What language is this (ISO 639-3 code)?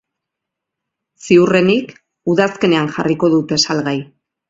eus